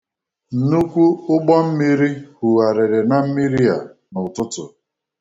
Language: Igbo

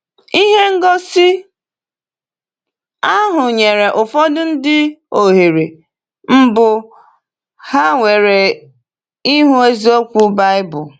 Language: Igbo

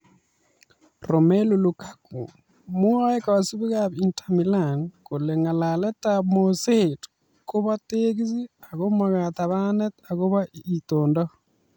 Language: Kalenjin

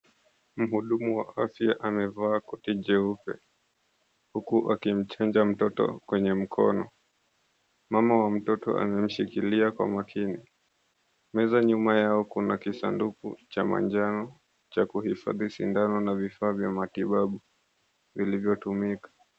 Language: Swahili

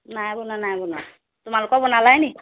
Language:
Assamese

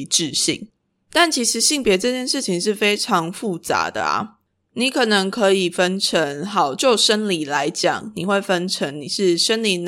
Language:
Chinese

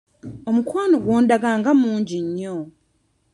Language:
Ganda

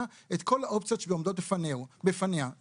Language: Hebrew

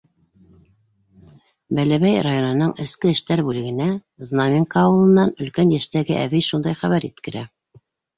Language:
Bashkir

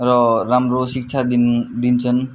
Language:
Nepali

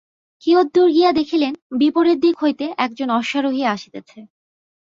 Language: Bangla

